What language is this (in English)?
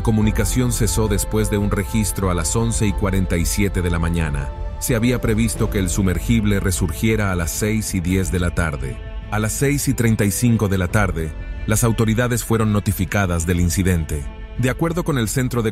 Spanish